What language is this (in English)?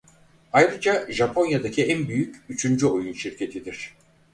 Turkish